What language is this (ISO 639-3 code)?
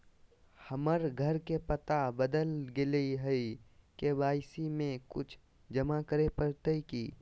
mag